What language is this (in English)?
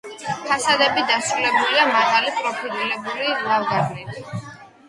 Georgian